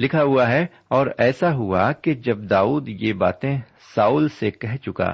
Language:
Urdu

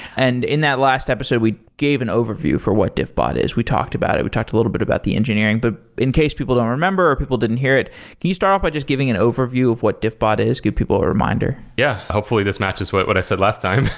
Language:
English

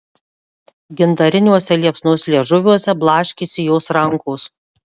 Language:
Lithuanian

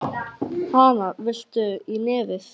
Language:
Icelandic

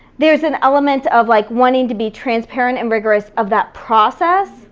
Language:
English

